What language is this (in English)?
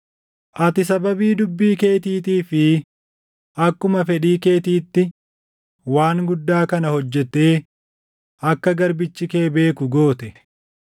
Oromo